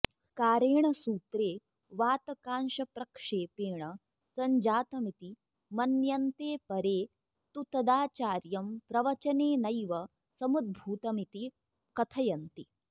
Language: Sanskrit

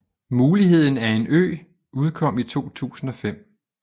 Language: Danish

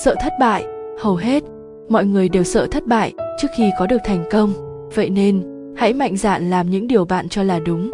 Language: Vietnamese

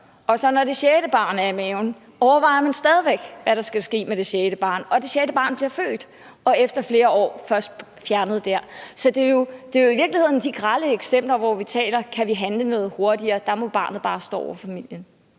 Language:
Danish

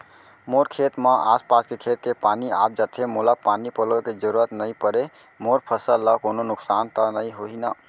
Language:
Chhattisgarhi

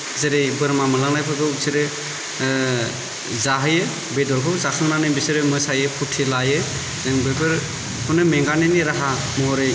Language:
Bodo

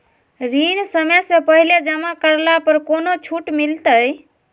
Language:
Magahi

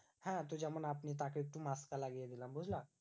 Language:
Bangla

